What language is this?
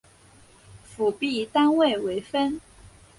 Chinese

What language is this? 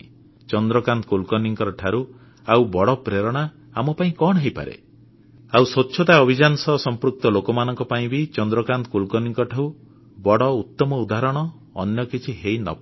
Odia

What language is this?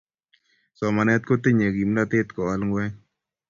Kalenjin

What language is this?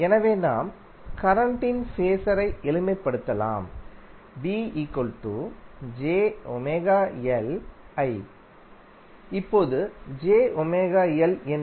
Tamil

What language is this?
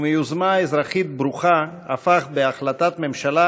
Hebrew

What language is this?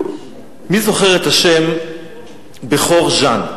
Hebrew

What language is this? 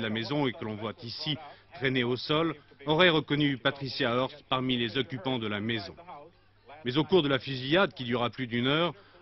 French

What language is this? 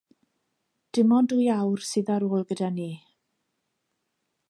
Welsh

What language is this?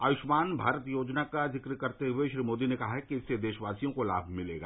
Hindi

